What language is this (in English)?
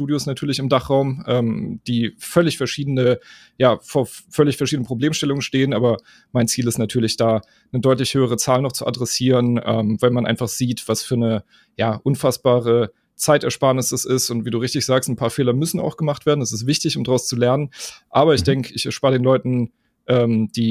German